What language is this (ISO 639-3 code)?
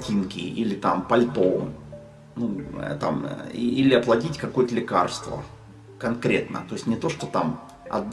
rus